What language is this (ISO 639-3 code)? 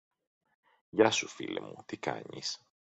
ell